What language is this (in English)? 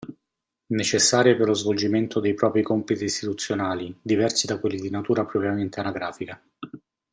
Italian